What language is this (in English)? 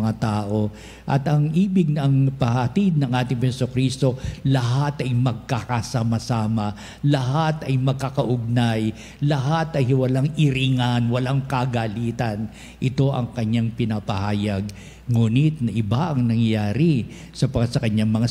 Filipino